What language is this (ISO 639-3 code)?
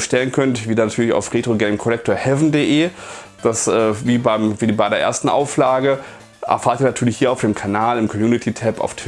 deu